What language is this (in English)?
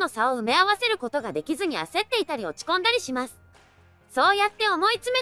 Japanese